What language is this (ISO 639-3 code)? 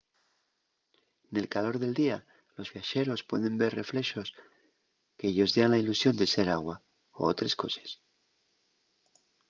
ast